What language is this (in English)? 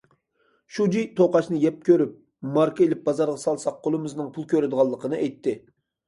Uyghur